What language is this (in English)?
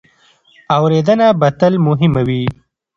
Pashto